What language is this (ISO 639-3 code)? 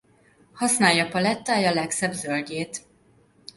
hun